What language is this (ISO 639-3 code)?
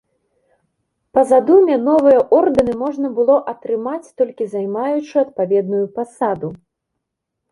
bel